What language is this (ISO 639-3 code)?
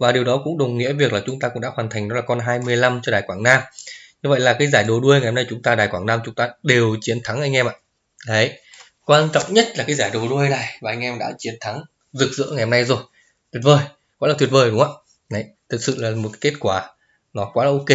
vie